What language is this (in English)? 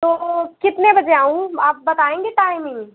Hindi